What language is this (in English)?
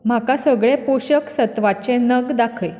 Konkani